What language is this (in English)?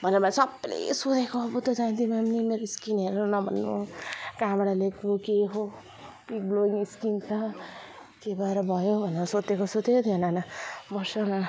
Nepali